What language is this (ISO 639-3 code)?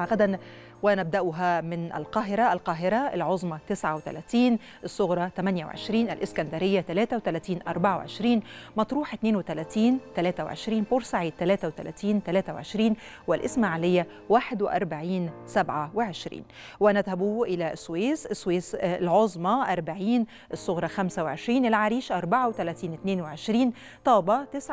ara